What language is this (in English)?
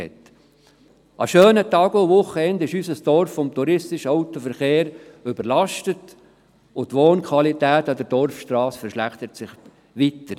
Swiss German